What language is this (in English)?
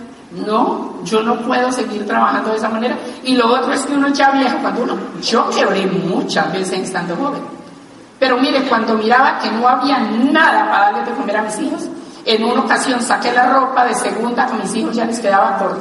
Spanish